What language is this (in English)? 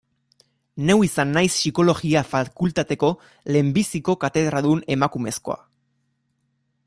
Basque